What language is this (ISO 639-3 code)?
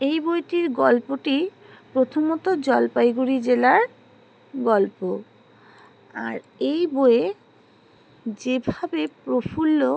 ben